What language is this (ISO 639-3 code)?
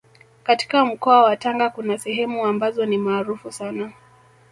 swa